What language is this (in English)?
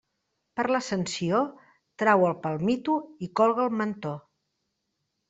Catalan